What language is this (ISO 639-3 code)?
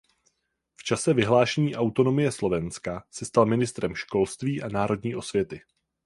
ces